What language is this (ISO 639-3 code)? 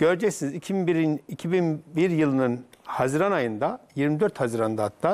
tur